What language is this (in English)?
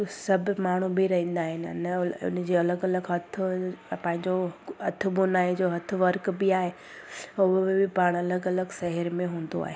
Sindhi